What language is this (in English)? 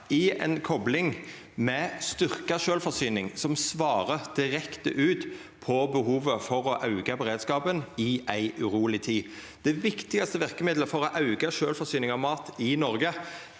Norwegian